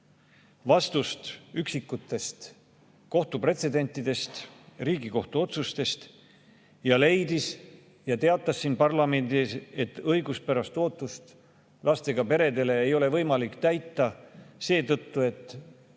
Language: Estonian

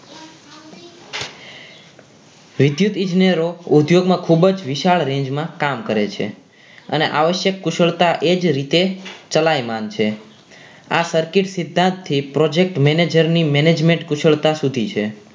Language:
Gujarati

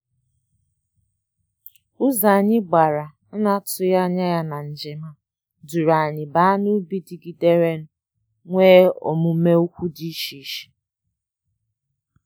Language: Igbo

